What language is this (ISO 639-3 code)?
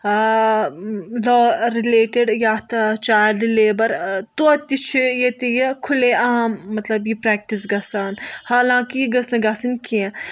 kas